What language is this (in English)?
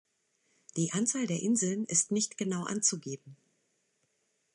German